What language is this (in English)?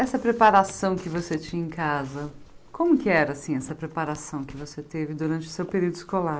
Portuguese